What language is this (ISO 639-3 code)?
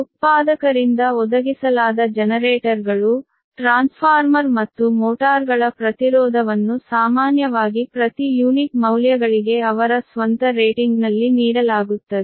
kan